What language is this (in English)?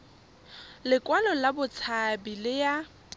Tswana